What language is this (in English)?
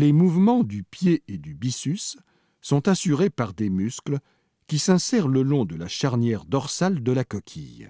French